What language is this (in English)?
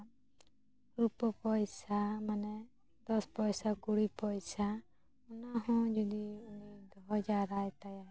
Santali